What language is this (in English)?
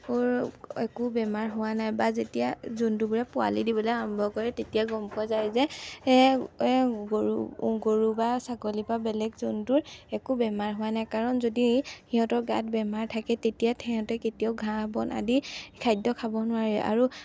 Assamese